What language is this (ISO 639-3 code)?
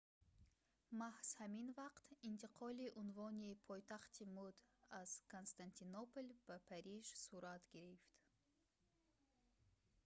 tgk